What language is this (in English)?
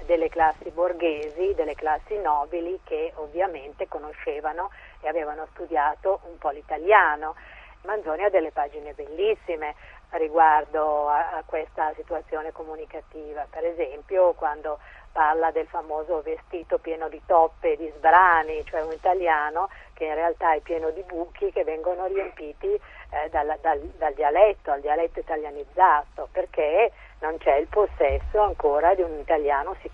Italian